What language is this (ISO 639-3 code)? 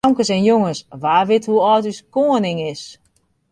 fry